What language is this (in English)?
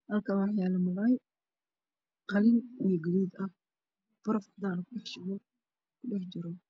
Somali